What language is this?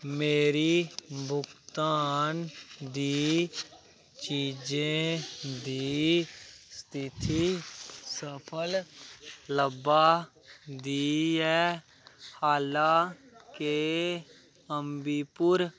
Dogri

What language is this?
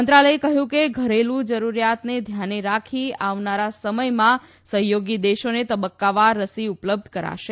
Gujarati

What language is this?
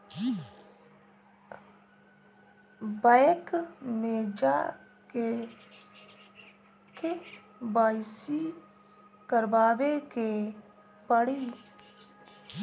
Bhojpuri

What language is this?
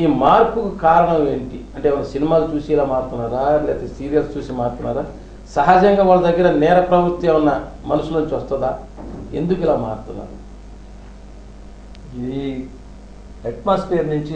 Hindi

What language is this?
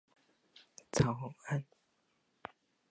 Min Nan Chinese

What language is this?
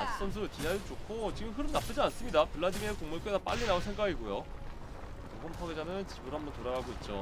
Korean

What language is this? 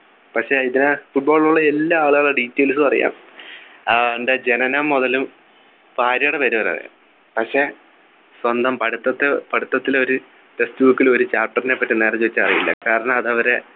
Malayalam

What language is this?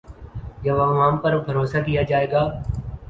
Urdu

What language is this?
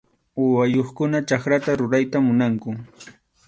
Arequipa-La Unión Quechua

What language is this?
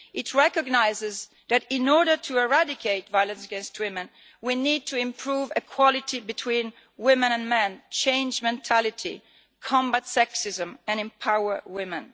English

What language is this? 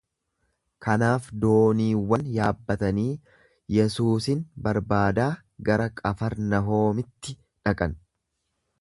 Oromo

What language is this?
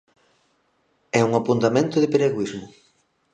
Galician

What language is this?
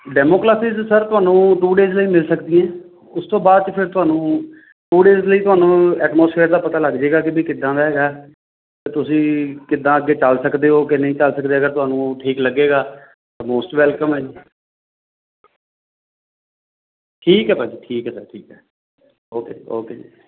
Punjabi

